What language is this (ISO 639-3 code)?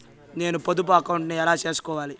tel